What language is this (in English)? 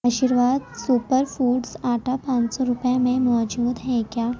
Urdu